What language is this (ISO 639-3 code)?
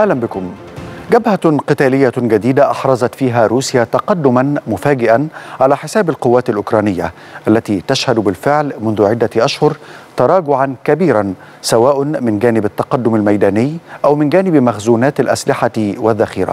ara